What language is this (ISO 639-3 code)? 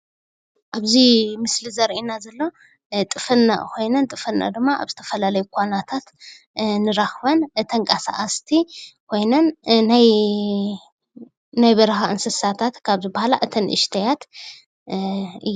tir